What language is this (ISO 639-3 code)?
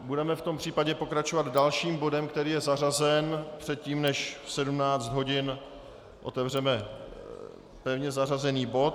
ces